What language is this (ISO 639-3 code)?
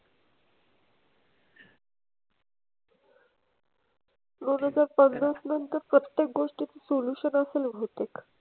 mar